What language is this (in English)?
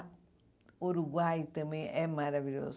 Portuguese